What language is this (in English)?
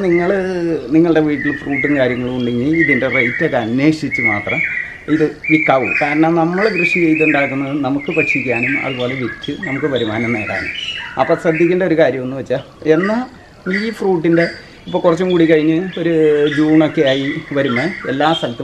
Malayalam